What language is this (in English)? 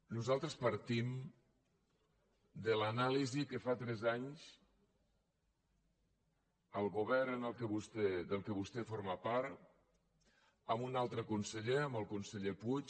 Catalan